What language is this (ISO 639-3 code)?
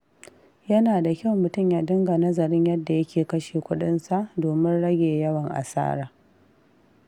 hau